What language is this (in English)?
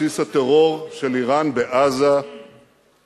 Hebrew